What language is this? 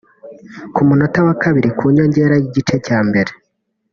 Kinyarwanda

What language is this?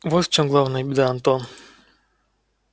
Russian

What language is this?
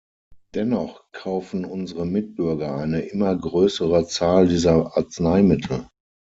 German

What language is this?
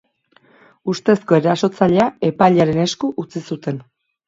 Basque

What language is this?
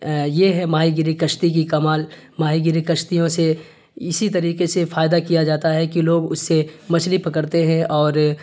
Urdu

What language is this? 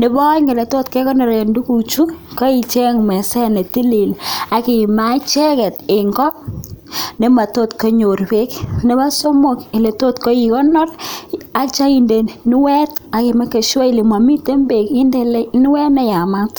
Kalenjin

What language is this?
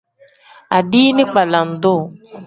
Tem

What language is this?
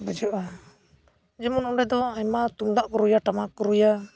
Santali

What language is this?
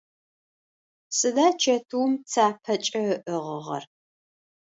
Adyghe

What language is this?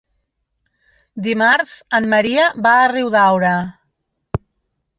Catalan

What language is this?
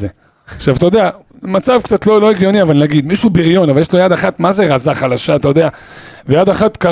Hebrew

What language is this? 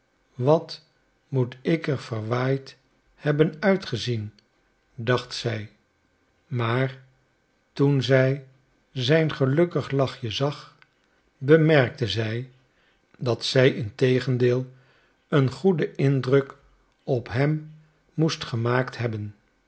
Dutch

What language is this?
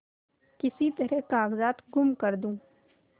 Hindi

